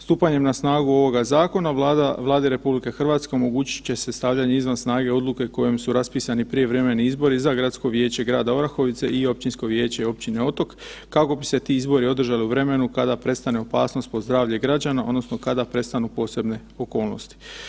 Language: Croatian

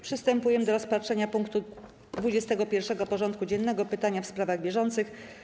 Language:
Polish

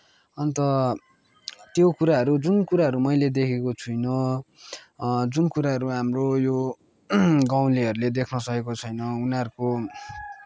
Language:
Nepali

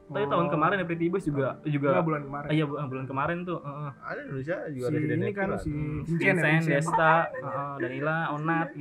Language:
Indonesian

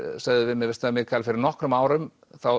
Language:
Icelandic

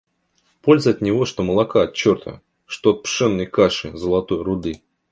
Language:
Russian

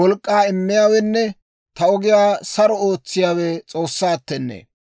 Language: Dawro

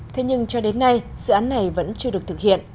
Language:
Vietnamese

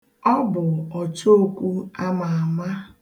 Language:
Igbo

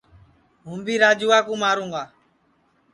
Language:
Sansi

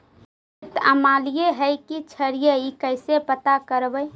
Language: Magahi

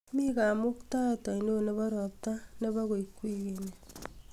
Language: Kalenjin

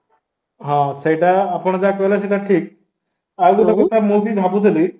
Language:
Odia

